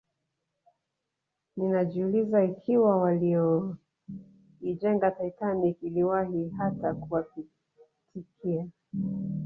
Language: Swahili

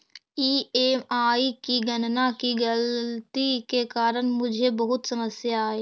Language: Magahi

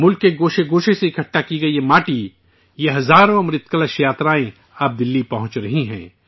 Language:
Urdu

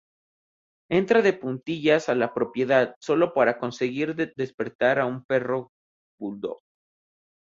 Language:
Spanish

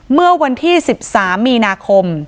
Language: Thai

